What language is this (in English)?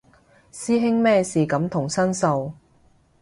Cantonese